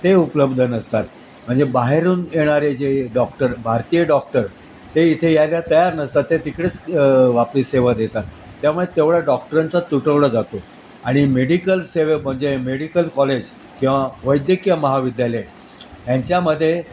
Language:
Marathi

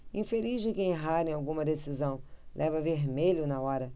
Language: Portuguese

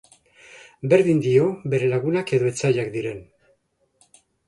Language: Basque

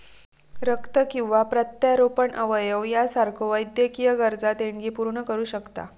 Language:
Marathi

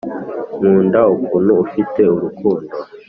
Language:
Kinyarwanda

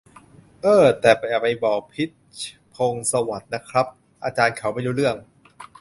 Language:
Thai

